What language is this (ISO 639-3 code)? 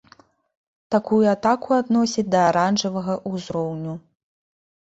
bel